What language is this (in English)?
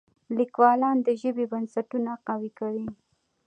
Pashto